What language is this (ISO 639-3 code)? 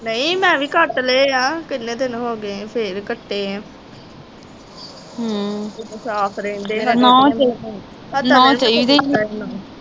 pan